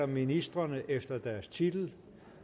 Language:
Danish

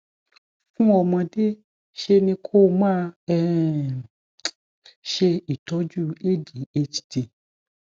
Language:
Yoruba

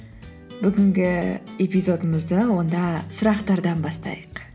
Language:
Kazakh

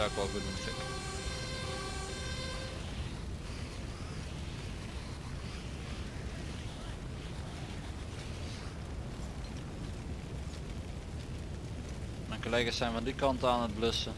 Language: Dutch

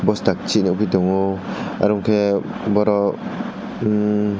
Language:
Kok Borok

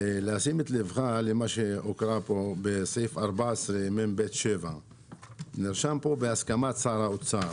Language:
Hebrew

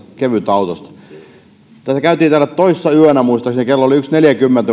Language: Finnish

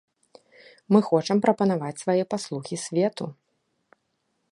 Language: Belarusian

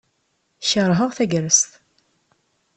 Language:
Kabyle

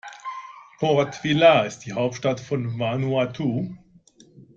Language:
German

